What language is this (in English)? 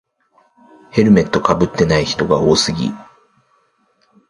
Japanese